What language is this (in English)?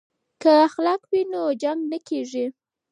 Pashto